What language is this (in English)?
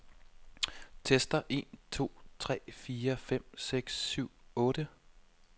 Danish